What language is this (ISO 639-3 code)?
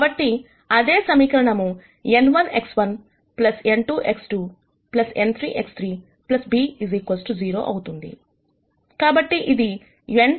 tel